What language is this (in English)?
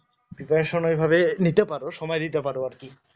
Bangla